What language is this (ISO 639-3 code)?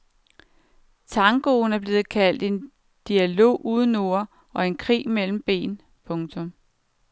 dan